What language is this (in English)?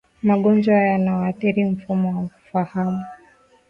Swahili